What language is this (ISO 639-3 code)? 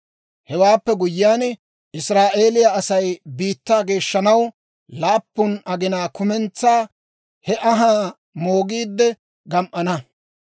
dwr